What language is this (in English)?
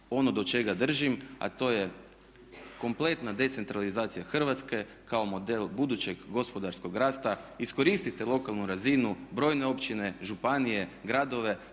Croatian